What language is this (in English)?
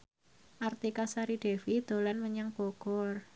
Javanese